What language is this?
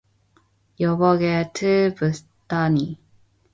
Korean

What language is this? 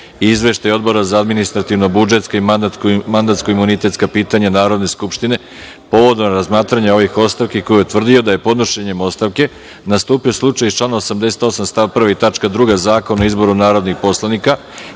Serbian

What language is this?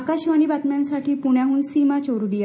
Marathi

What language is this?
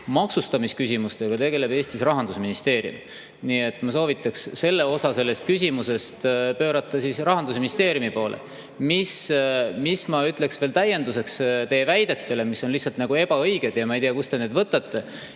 Estonian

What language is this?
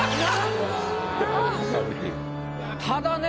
Japanese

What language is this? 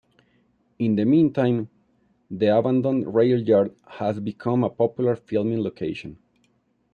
English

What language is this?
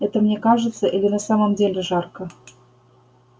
Russian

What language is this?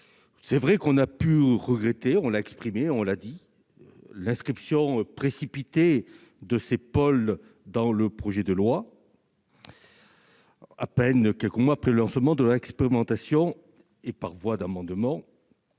French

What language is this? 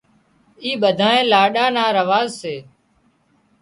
Wadiyara Koli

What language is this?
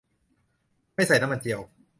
Thai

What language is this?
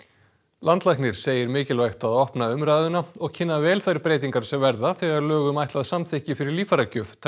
Icelandic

